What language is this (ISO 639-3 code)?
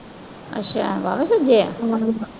pan